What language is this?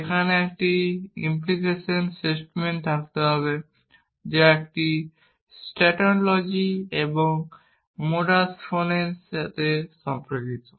Bangla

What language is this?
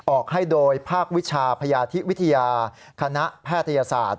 Thai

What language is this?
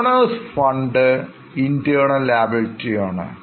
Malayalam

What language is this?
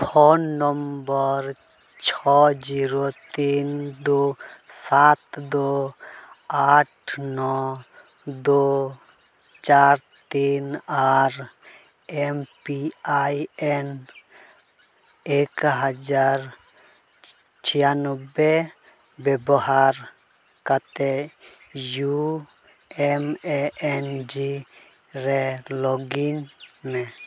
Santali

